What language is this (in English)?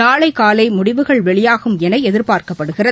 Tamil